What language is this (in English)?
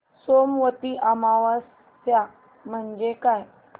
Marathi